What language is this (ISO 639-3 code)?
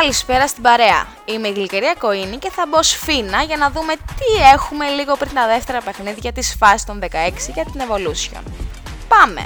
ell